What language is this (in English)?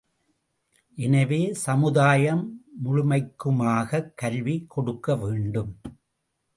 Tamil